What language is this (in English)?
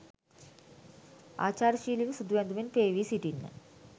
Sinhala